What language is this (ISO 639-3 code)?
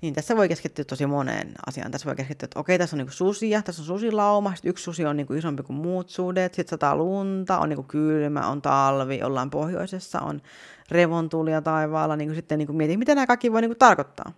fin